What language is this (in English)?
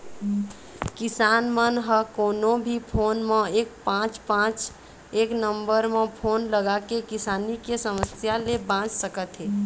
Chhattisgarhi